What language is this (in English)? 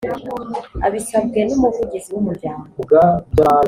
Kinyarwanda